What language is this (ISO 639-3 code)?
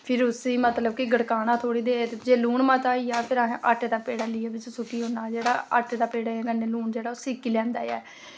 doi